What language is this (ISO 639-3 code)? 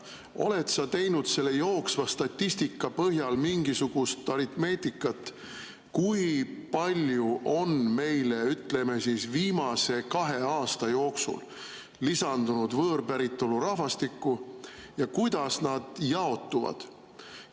est